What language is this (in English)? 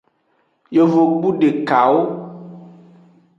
Aja (Benin)